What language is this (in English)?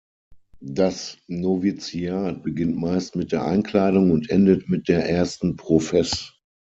German